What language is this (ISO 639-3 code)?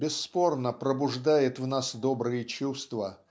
rus